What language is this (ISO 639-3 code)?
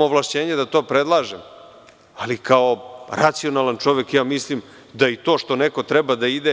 srp